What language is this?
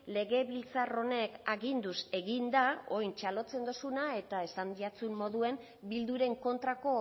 Basque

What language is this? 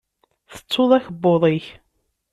Kabyle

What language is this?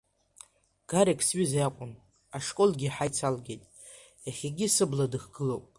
Abkhazian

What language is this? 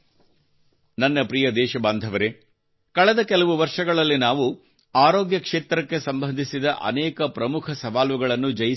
Kannada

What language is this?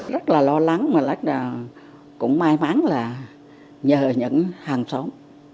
Vietnamese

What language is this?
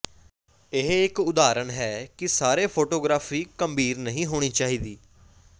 Punjabi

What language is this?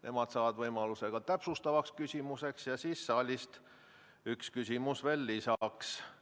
Estonian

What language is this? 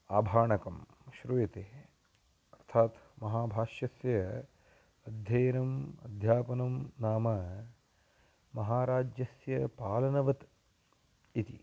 Sanskrit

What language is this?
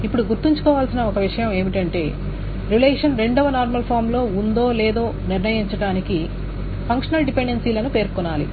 Telugu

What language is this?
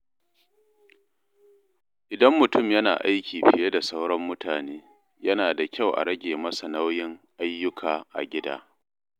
Hausa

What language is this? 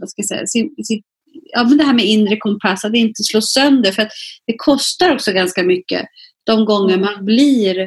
Swedish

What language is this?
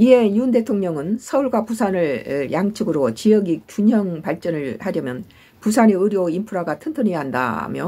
Korean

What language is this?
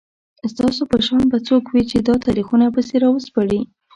Pashto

